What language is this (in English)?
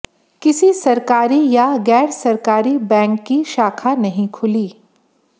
Hindi